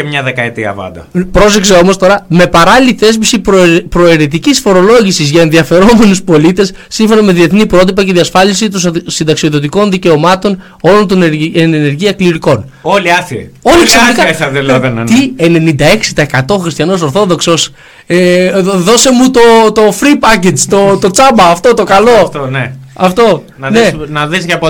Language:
Greek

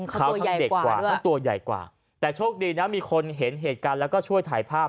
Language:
Thai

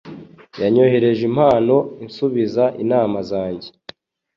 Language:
Kinyarwanda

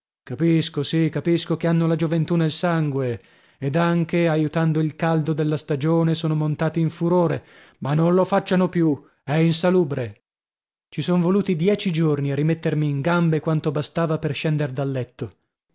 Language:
Italian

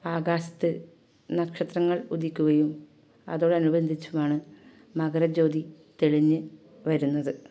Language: Malayalam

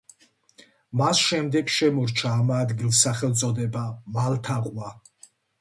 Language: Georgian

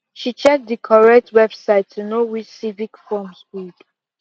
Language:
Nigerian Pidgin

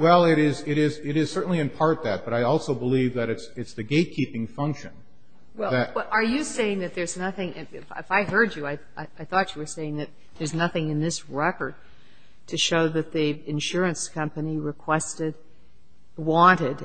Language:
English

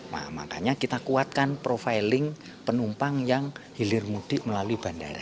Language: Indonesian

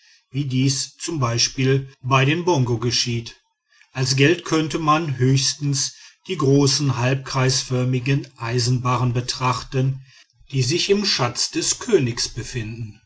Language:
German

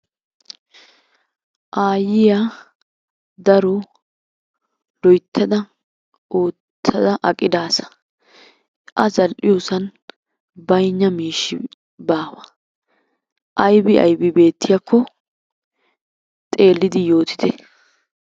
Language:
Wolaytta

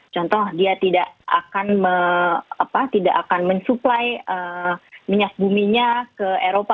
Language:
Indonesian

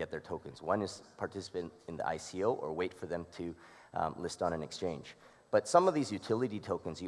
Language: English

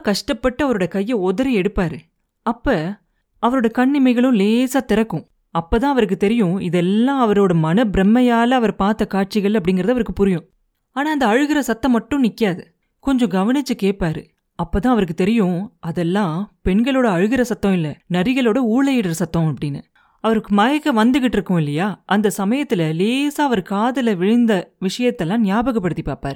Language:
Tamil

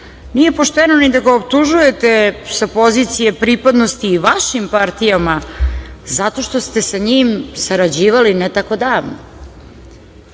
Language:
Serbian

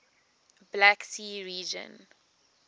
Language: English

